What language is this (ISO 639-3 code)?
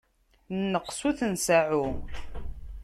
kab